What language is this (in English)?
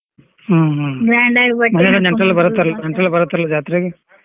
Kannada